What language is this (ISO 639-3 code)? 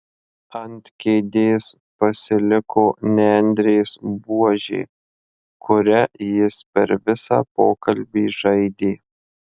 lit